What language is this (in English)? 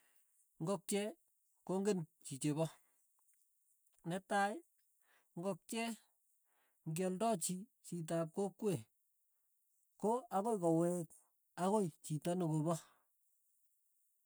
Tugen